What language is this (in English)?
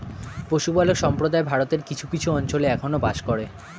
Bangla